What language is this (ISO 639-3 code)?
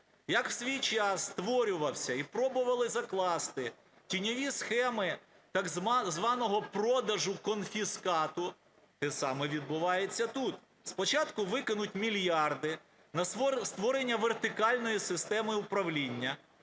ukr